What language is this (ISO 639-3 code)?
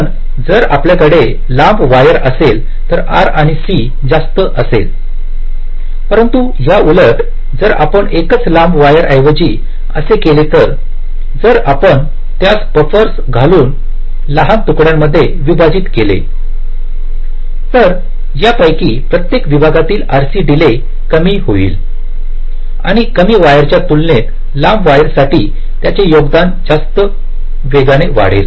mar